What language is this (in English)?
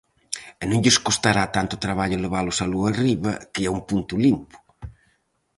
Galician